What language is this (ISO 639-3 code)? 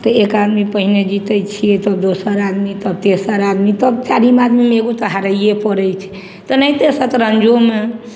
mai